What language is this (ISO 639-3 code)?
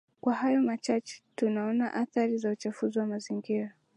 swa